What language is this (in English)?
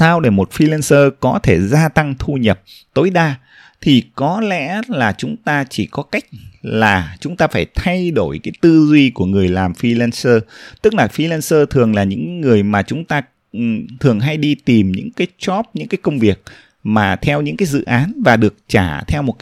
Vietnamese